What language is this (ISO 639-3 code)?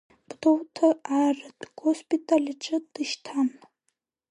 abk